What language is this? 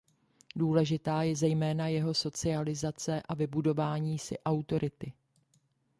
Czech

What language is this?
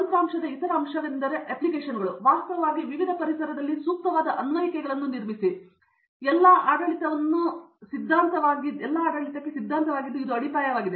Kannada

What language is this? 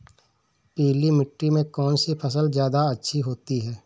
Hindi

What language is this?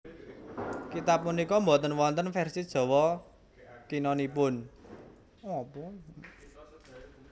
Javanese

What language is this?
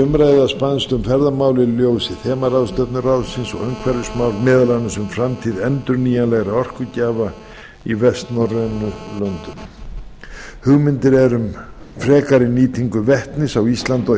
Icelandic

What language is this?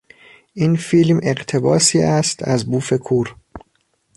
Persian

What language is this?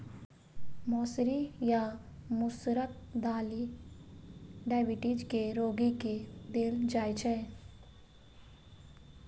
Maithili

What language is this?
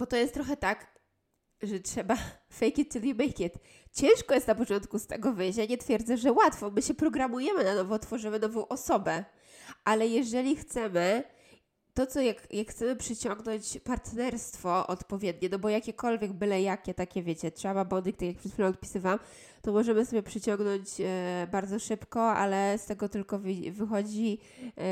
Polish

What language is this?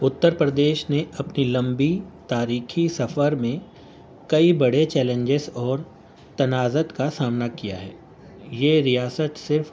Urdu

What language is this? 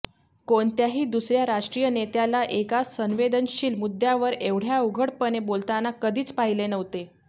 Marathi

